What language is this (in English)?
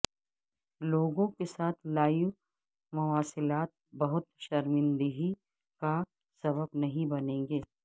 Urdu